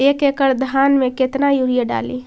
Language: Magahi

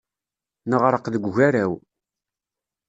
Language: Kabyle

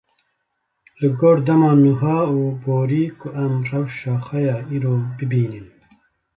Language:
Kurdish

